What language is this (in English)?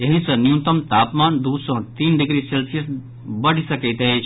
Maithili